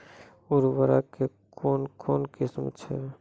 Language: Maithili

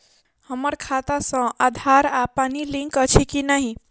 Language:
Maithili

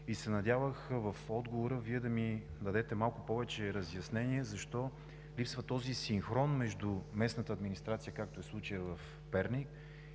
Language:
Bulgarian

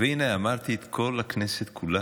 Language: Hebrew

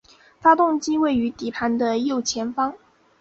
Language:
Chinese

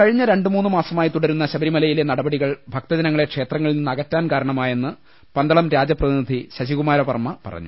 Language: Malayalam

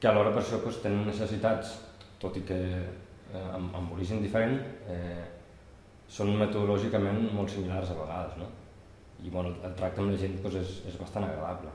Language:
Catalan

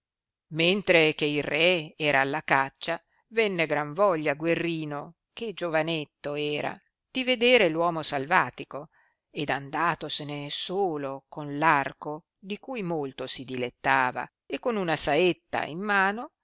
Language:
Italian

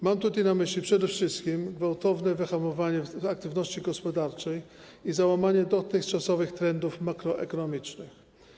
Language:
Polish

